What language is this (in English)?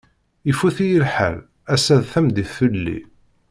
Kabyle